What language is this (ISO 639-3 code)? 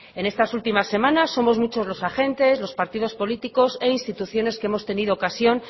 spa